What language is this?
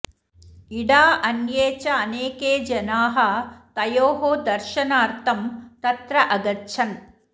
Sanskrit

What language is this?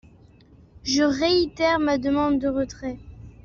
French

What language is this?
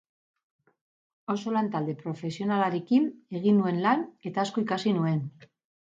Basque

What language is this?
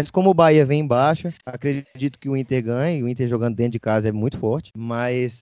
Portuguese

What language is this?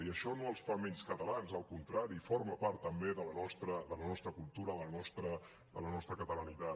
Catalan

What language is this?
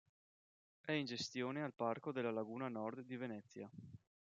Italian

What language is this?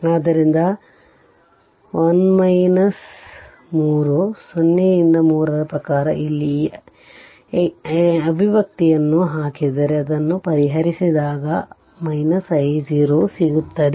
Kannada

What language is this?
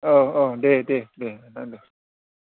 Bodo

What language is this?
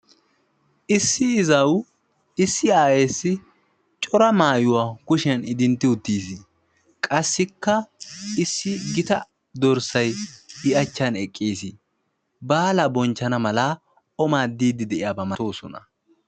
Wolaytta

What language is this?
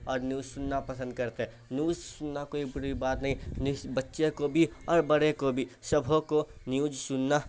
Urdu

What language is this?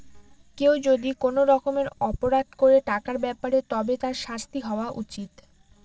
Bangla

